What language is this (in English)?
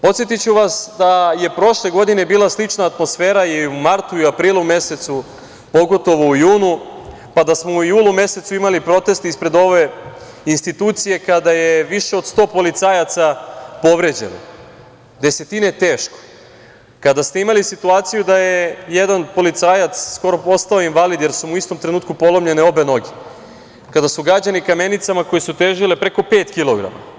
Serbian